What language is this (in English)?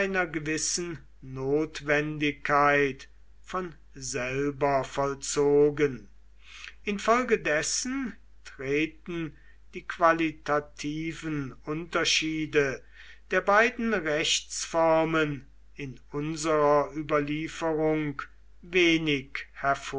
German